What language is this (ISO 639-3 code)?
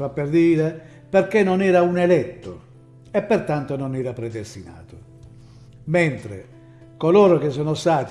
ita